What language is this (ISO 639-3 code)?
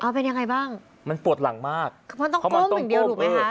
tha